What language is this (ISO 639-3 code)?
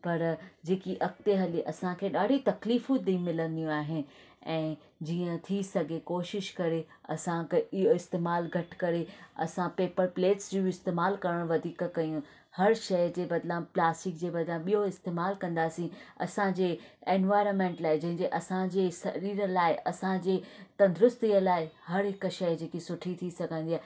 snd